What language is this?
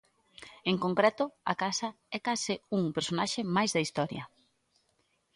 Galician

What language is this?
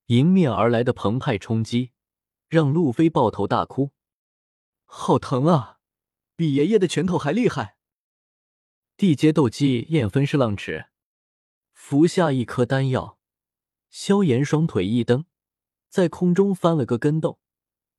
Chinese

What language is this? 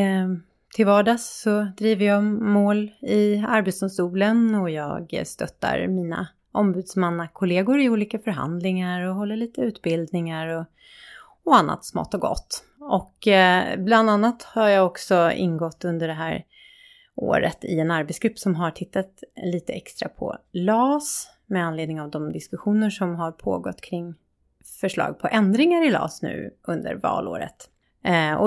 Swedish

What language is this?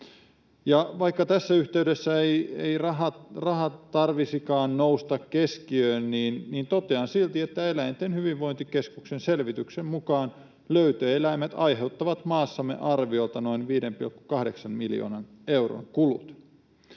Finnish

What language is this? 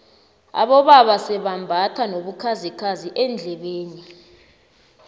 South Ndebele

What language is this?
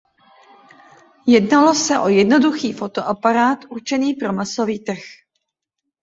Czech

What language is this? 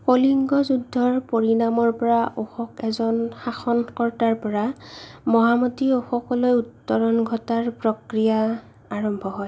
Assamese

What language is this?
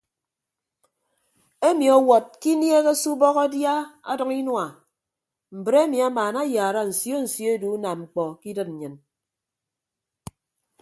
Ibibio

